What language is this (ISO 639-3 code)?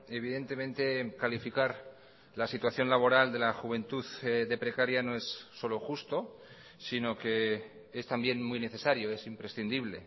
spa